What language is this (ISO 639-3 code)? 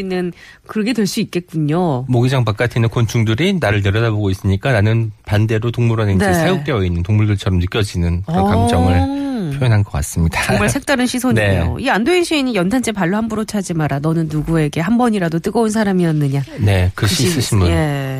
kor